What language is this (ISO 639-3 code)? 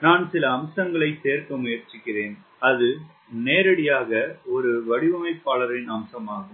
tam